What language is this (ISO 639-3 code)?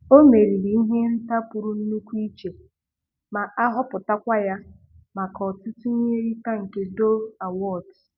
ibo